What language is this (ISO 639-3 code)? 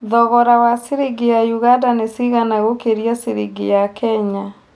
kik